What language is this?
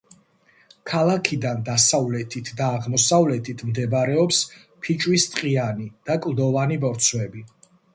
Georgian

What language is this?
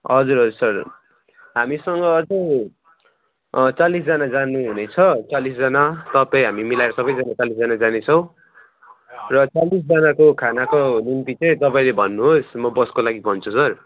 Nepali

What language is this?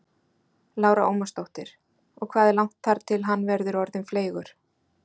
Icelandic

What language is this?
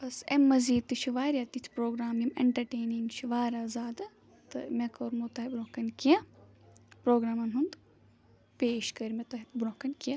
Kashmiri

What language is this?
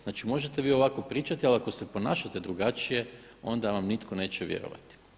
Croatian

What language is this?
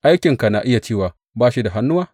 Hausa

